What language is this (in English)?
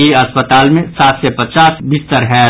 Maithili